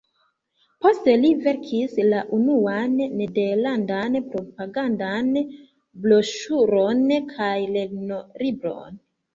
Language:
Esperanto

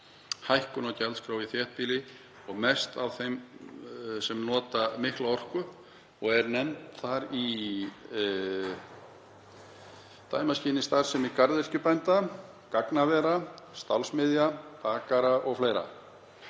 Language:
Icelandic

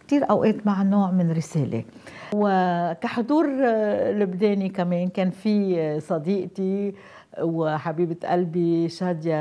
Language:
Arabic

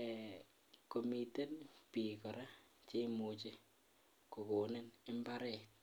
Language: Kalenjin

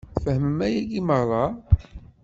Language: Kabyle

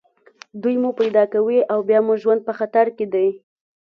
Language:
Pashto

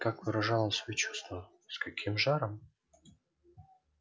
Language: Russian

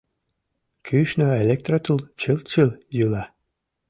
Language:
Mari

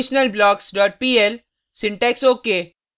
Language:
Hindi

